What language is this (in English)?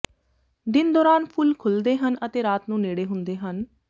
Punjabi